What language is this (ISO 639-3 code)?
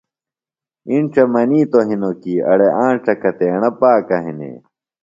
phl